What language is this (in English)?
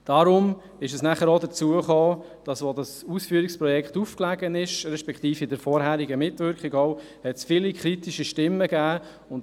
Swiss German